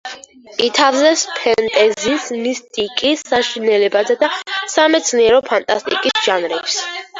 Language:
Georgian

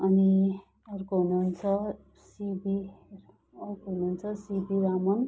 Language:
Nepali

